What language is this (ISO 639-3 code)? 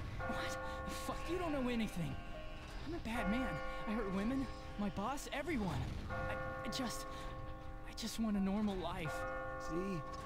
eng